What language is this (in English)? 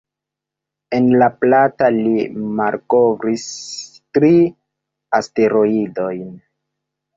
Esperanto